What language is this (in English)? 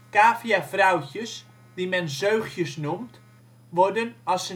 Dutch